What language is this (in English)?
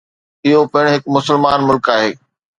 Sindhi